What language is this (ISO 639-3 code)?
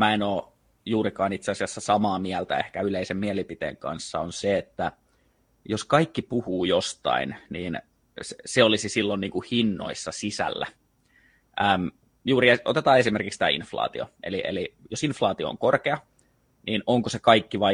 fin